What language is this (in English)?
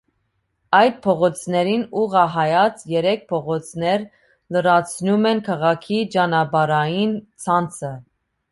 Armenian